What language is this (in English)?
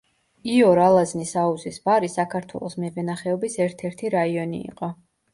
Georgian